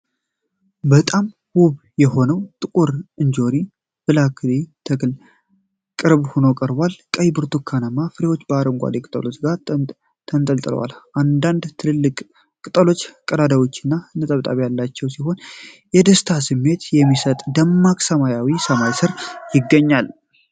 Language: Amharic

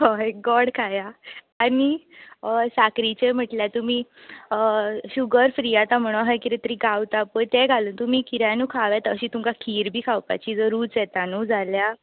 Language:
Konkani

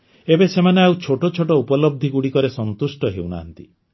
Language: Odia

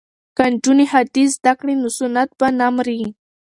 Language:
Pashto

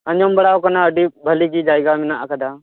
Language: Santali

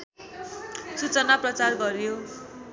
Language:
Nepali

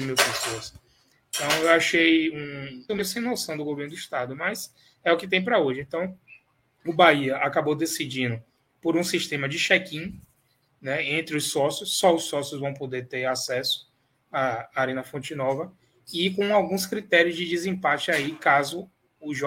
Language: Portuguese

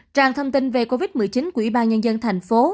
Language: Vietnamese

